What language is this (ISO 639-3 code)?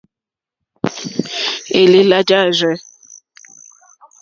bri